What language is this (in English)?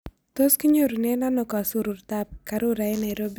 Kalenjin